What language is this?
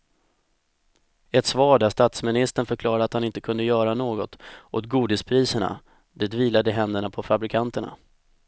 Swedish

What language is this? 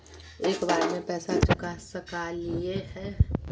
Magahi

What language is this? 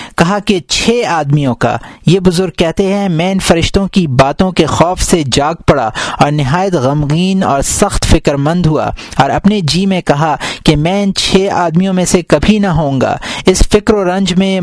Urdu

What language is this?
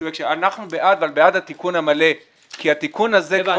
Hebrew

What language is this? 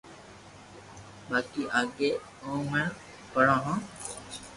Loarki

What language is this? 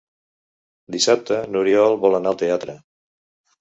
Catalan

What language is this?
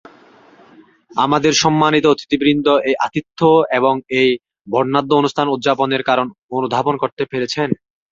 Bangla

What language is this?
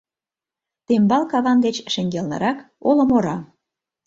Mari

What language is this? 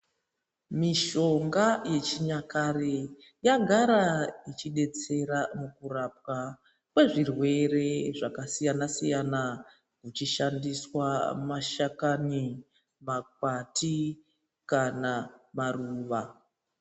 Ndau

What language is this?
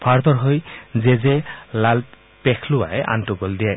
Assamese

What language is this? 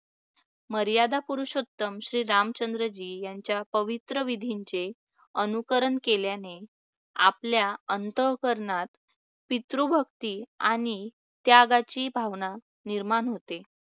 Marathi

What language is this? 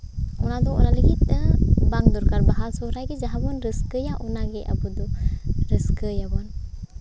Santali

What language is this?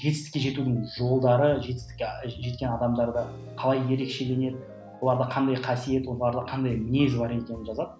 Kazakh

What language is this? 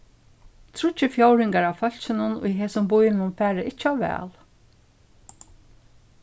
Faroese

